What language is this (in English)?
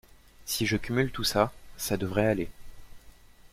French